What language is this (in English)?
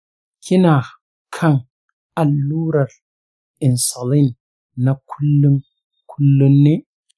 Hausa